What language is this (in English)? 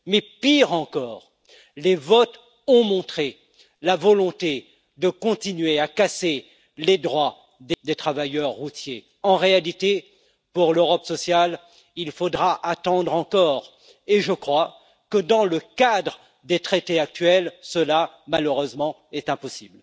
French